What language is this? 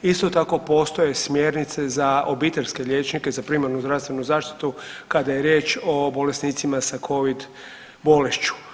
Croatian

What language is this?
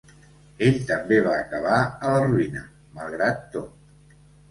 Catalan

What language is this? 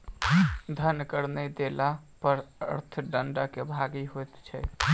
Maithili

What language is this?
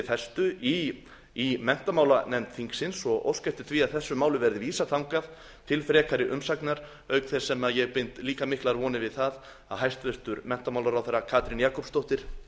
Icelandic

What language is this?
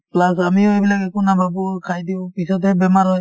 Assamese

